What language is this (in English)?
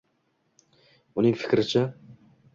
Uzbek